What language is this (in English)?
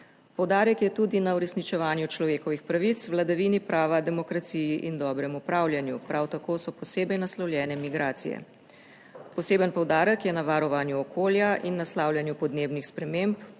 Slovenian